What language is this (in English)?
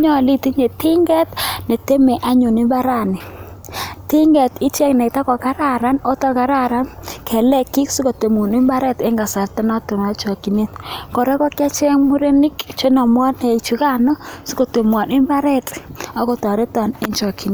Kalenjin